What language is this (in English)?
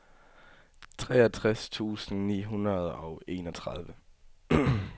Danish